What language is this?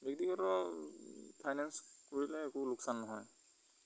Assamese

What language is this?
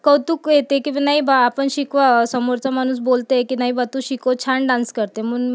Marathi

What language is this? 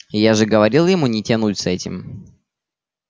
Russian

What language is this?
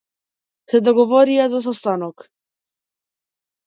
Macedonian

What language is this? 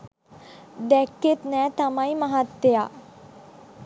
Sinhala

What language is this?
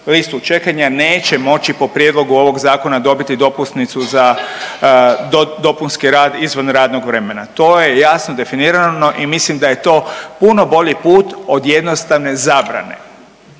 Croatian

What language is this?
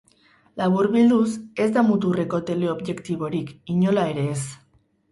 Basque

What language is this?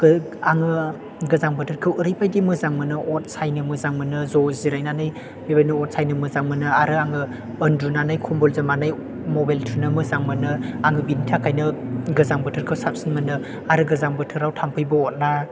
Bodo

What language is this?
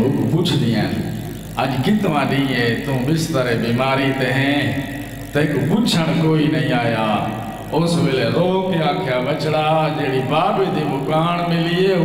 Hindi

